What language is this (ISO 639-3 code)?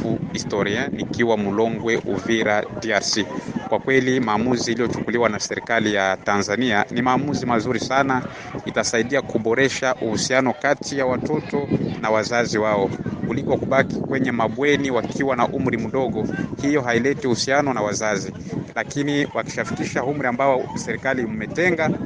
swa